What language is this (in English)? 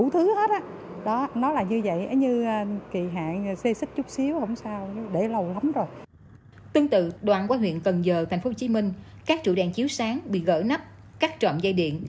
Vietnamese